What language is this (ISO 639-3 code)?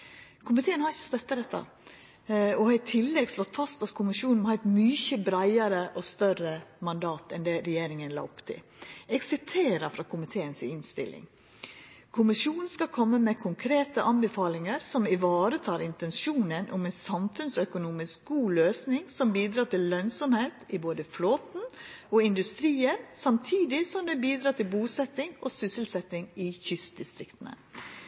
nno